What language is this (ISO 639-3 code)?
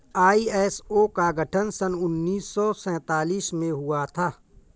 hin